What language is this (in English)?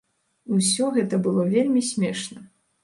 Belarusian